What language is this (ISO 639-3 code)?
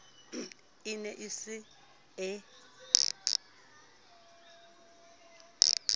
sot